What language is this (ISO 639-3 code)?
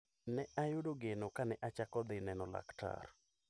luo